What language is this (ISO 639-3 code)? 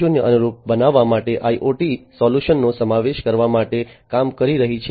guj